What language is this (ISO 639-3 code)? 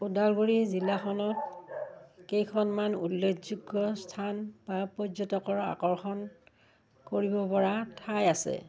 asm